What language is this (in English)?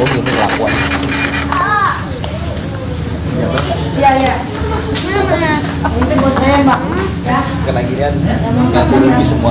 Indonesian